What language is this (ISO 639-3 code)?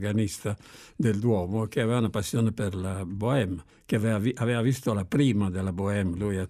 ita